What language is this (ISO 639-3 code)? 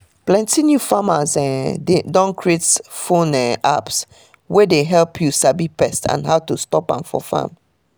pcm